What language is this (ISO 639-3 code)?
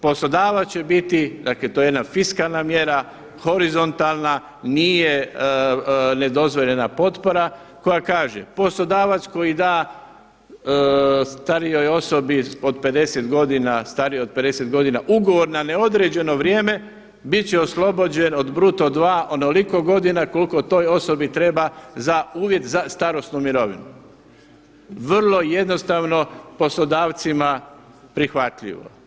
hrv